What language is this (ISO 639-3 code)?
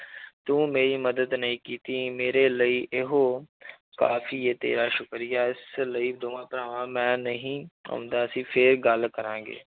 pan